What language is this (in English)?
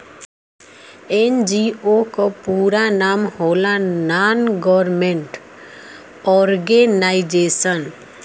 Bhojpuri